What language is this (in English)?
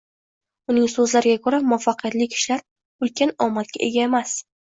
Uzbek